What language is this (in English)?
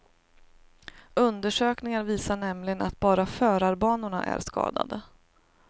Swedish